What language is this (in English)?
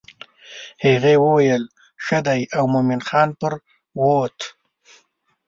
Pashto